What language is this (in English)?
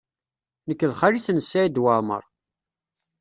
Kabyle